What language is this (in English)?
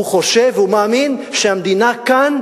Hebrew